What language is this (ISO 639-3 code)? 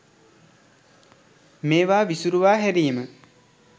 sin